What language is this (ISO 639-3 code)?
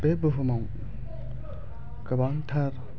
brx